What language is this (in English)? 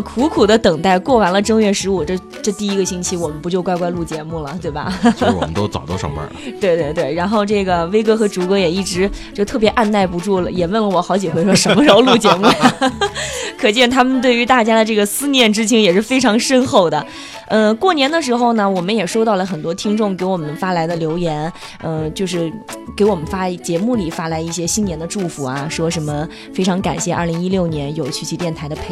Chinese